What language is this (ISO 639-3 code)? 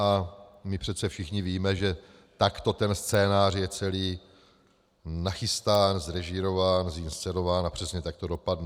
ces